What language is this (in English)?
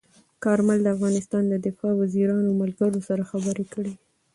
Pashto